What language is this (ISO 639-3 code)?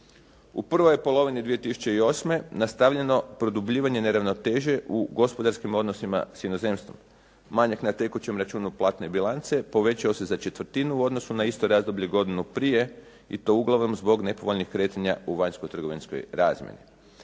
hrv